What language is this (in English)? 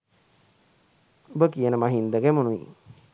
Sinhala